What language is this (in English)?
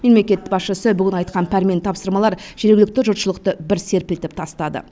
Kazakh